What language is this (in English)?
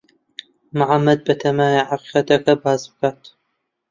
Central Kurdish